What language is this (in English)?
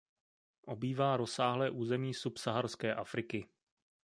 Czech